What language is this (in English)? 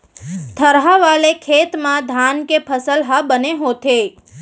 Chhattisgarhi